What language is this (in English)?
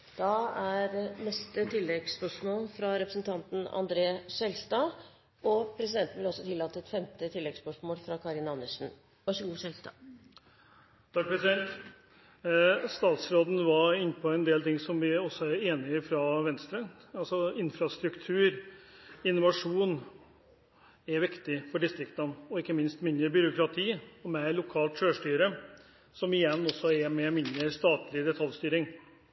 Norwegian